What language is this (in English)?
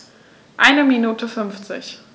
German